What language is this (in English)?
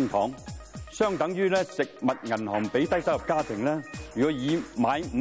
Chinese